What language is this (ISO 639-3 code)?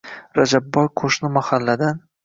uzb